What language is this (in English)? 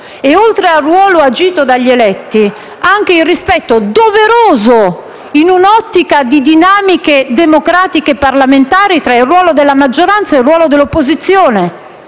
Italian